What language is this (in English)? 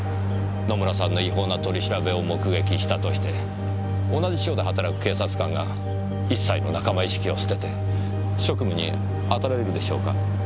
Japanese